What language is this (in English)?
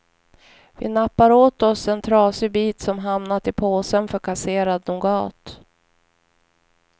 Swedish